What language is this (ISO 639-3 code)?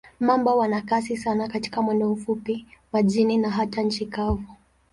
swa